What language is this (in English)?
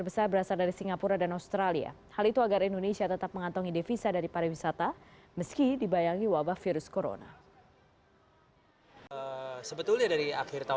Indonesian